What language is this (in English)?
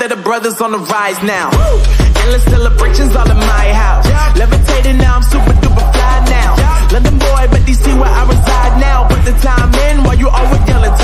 English